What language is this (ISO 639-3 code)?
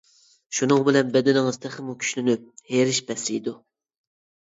uig